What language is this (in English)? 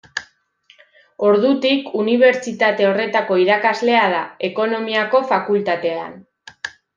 Basque